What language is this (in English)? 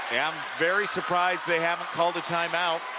English